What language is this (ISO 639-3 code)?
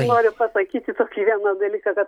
lit